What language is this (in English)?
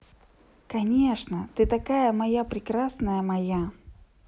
Russian